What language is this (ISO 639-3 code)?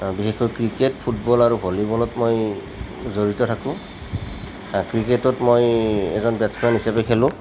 asm